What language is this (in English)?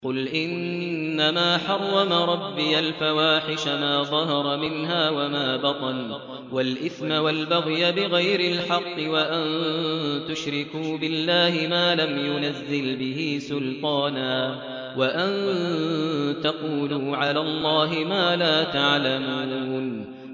Arabic